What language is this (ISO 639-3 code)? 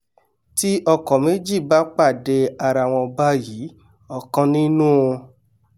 yor